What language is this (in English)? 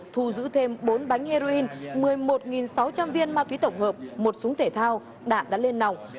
Vietnamese